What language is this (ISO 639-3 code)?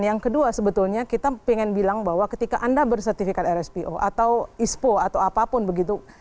ind